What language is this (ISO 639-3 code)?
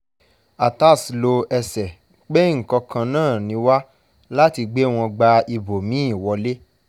yor